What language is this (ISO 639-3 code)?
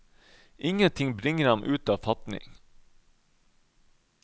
nor